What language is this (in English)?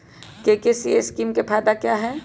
Magahi